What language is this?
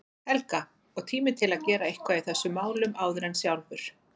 Icelandic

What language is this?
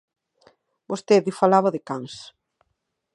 Galician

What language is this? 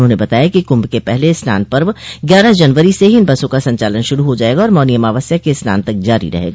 Hindi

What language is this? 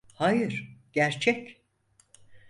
Turkish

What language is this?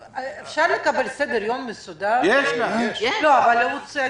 Hebrew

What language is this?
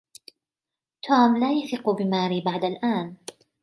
Arabic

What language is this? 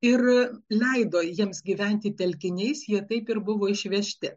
Lithuanian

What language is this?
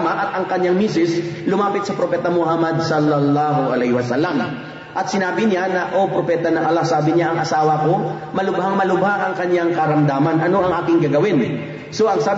Filipino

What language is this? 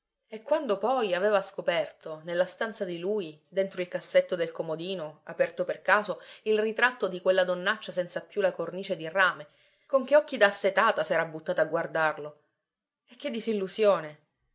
Italian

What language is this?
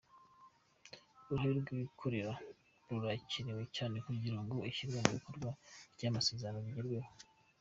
Kinyarwanda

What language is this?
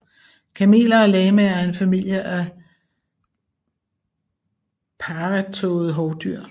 Danish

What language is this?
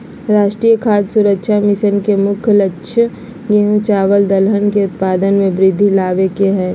Magahi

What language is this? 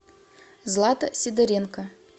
Russian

